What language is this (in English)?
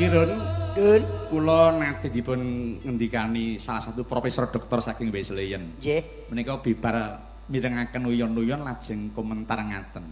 Indonesian